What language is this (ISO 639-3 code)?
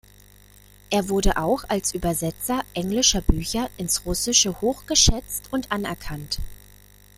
deu